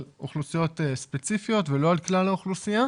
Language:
Hebrew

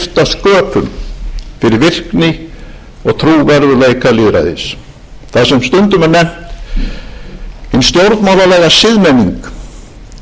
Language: Icelandic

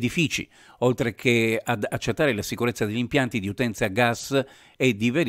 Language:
Italian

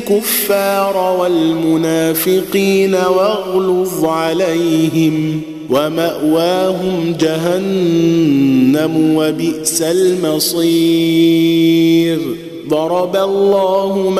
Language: Arabic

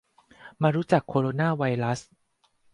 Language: Thai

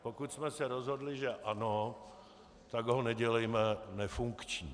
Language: Czech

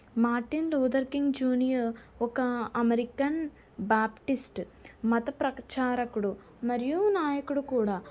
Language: Telugu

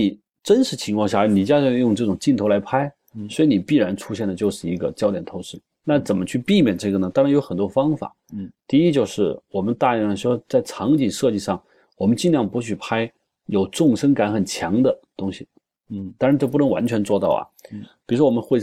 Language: Chinese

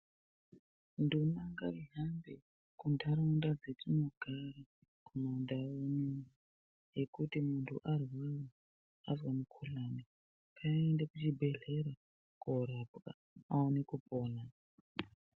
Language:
Ndau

